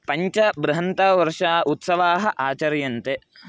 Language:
Sanskrit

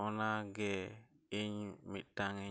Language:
Santali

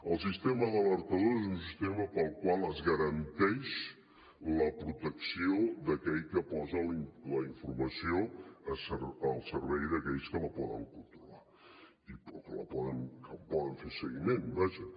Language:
Catalan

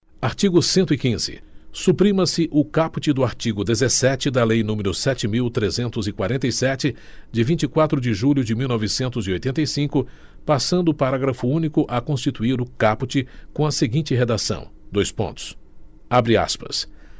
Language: Portuguese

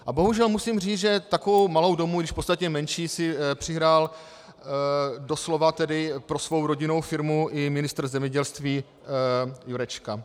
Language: Czech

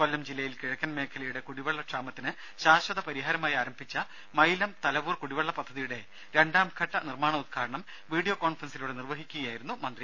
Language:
Malayalam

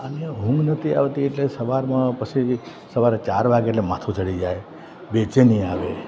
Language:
Gujarati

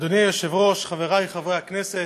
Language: Hebrew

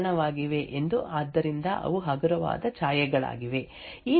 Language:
Kannada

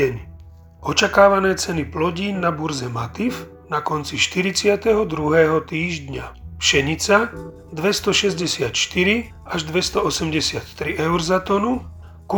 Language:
Slovak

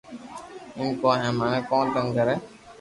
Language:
Loarki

